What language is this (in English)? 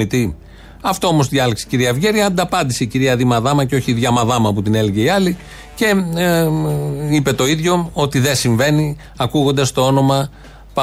Greek